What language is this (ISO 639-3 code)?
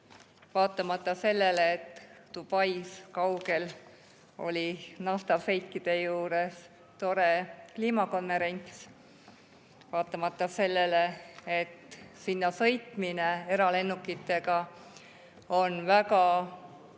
est